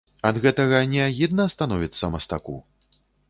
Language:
Belarusian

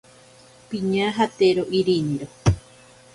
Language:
Ashéninka Perené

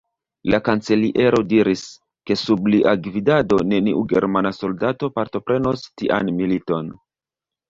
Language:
Esperanto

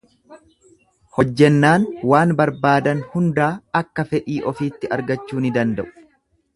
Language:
Oromo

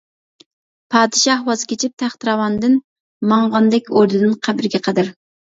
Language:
Uyghur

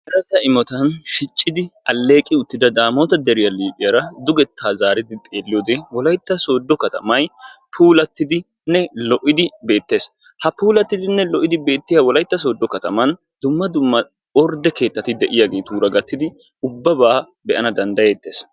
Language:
Wolaytta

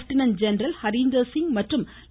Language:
Tamil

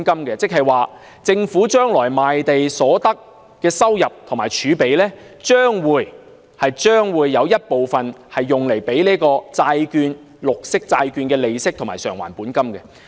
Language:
Cantonese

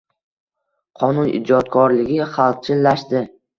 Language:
Uzbek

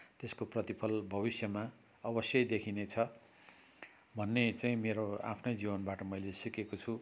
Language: Nepali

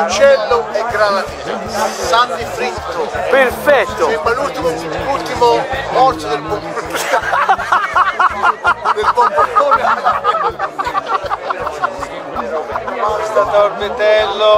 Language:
Italian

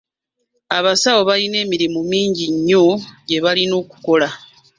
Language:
Ganda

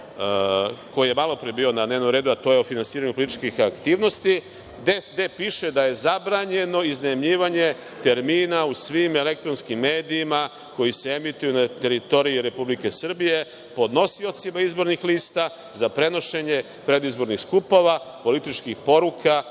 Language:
Serbian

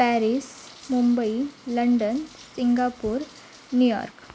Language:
Marathi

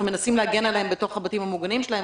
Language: Hebrew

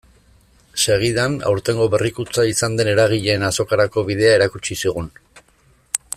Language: Basque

